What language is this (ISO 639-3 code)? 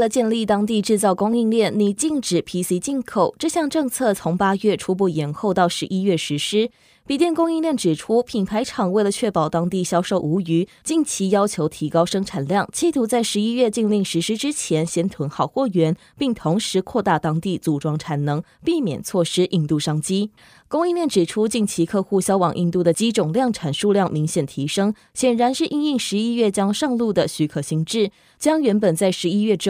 zho